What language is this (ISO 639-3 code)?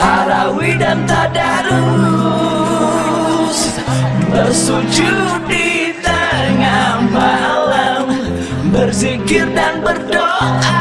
ind